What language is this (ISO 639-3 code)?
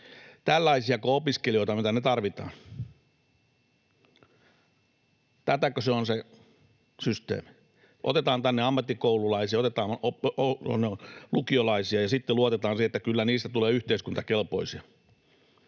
fin